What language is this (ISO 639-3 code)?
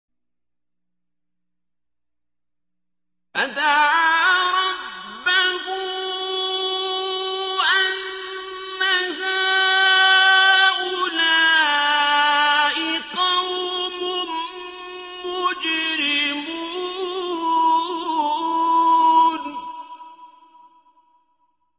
ara